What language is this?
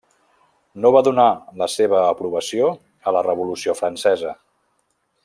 Catalan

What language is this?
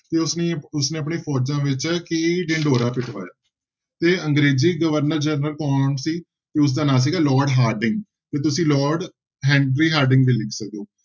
Punjabi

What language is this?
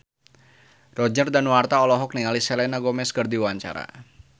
Sundanese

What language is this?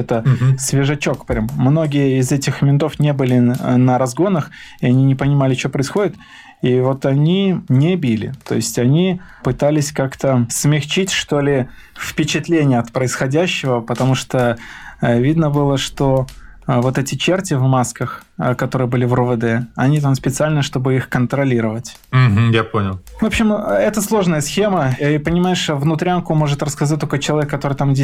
Russian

